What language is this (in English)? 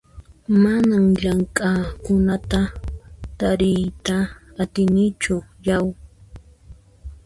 Puno Quechua